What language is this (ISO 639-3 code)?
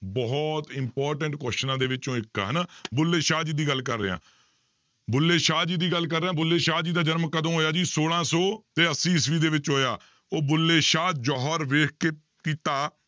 pan